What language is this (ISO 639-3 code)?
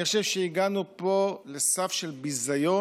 heb